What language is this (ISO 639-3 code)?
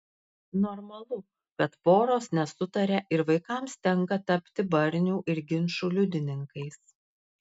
lit